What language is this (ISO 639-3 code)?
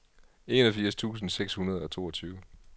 dan